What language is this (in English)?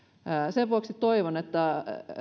Finnish